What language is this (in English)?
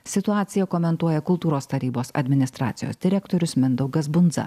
Lithuanian